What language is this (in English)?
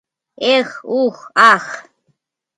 Mari